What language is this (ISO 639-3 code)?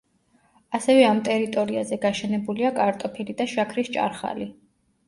kat